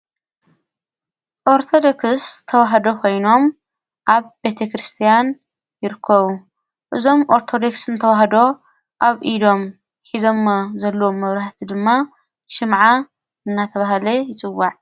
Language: Tigrinya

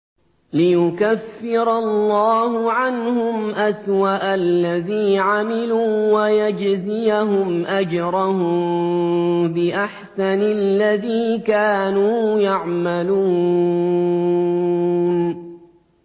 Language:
Arabic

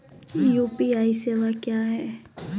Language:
Maithili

